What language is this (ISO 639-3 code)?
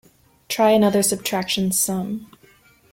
eng